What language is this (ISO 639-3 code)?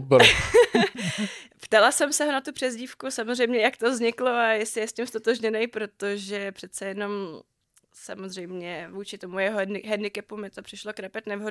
ces